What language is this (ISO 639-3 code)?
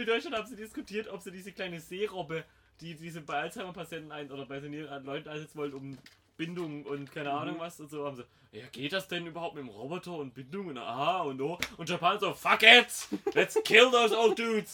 deu